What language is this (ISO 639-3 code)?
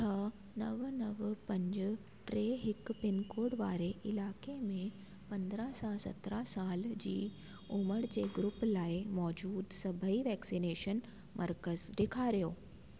snd